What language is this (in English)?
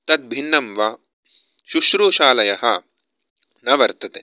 Sanskrit